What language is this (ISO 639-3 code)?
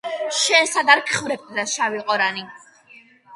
kat